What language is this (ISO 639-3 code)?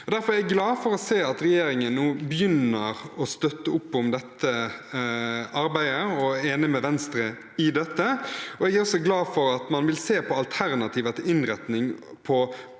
nor